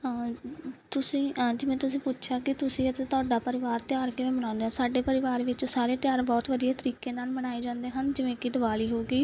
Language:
Punjabi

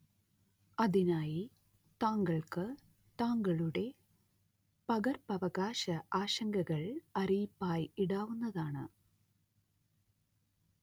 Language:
Malayalam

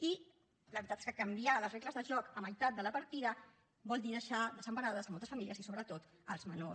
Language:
Catalan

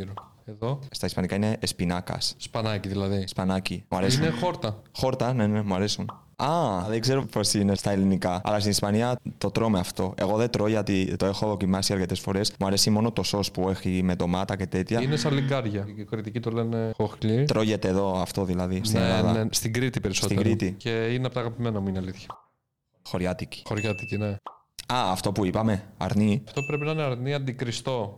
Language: Greek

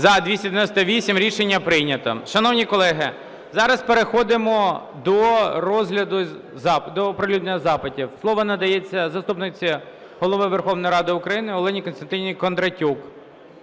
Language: Ukrainian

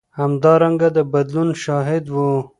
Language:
Pashto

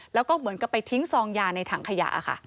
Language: Thai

